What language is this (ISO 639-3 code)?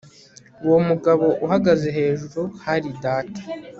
kin